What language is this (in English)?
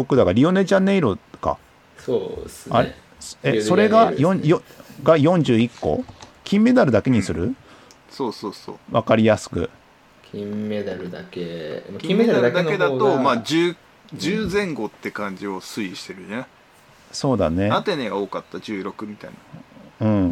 Japanese